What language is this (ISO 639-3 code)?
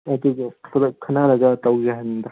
mni